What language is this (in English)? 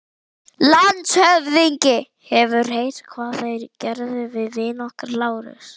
Icelandic